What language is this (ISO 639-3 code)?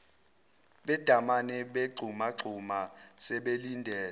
zul